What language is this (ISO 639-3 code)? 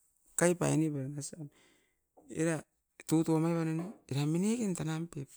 eiv